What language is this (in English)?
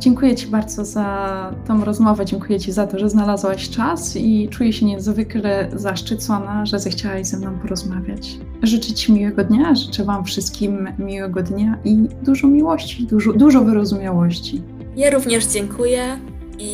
Polish